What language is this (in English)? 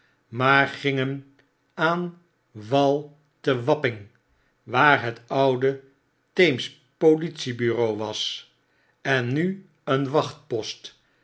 Dutch